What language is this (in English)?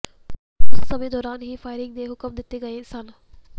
Punjabi